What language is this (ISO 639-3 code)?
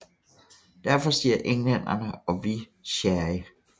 dan